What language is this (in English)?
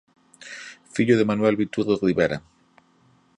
Galician